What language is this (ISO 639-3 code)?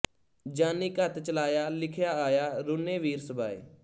pan